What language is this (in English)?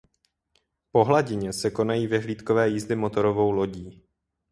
Czech